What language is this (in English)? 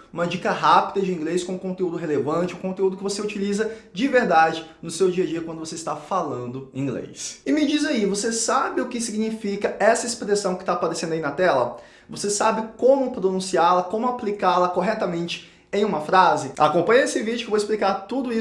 Portuguese